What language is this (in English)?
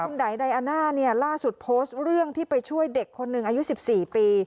Thai